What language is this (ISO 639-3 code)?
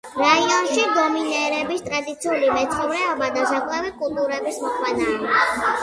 kat